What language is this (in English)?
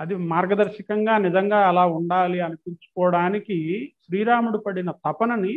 Telugu